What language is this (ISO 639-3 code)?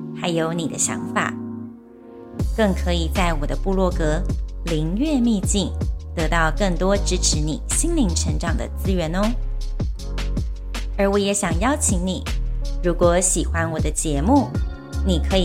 zho